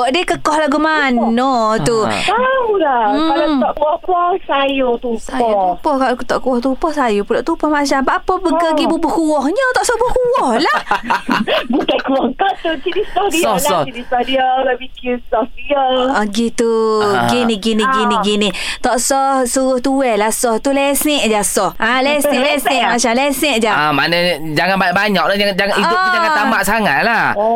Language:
Malay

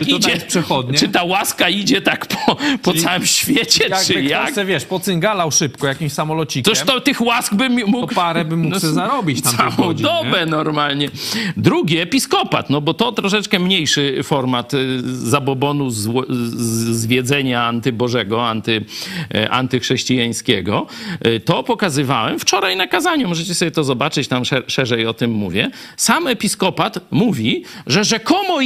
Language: Polish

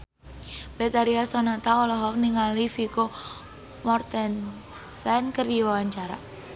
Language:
Sundanese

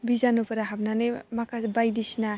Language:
Bodo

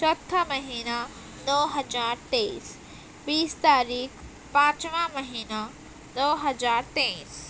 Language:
Urdu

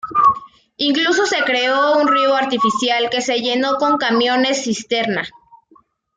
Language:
Spanish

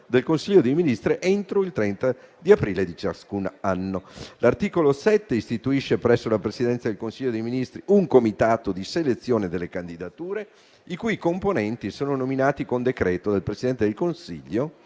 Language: Italian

